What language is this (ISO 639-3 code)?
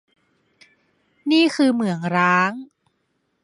tha